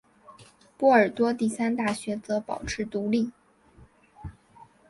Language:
Chinese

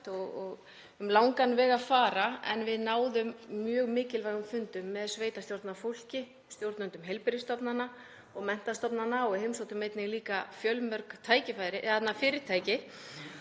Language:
Icelandic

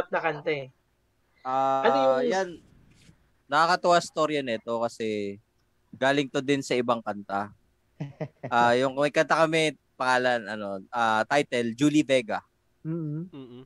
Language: Filipino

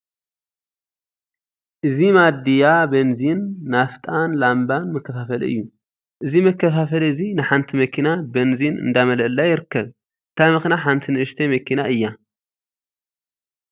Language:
Tigrinya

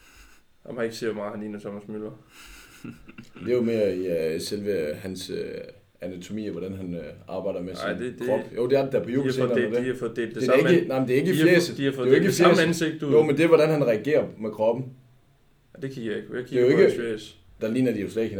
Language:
Danish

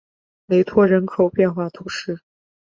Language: Chinese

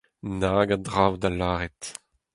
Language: Breton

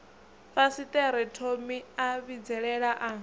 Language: Venda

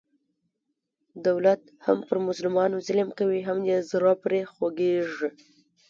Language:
Pashto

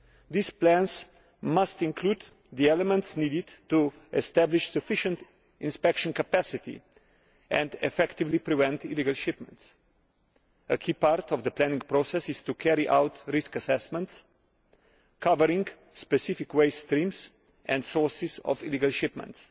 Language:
English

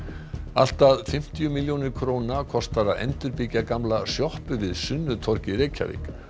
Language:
Icelandic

